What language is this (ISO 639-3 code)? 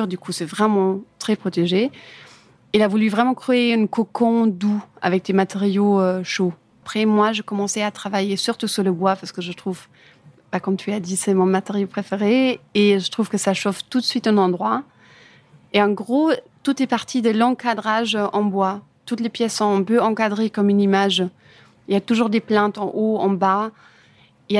fra